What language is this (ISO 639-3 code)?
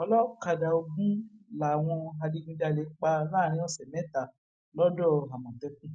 yor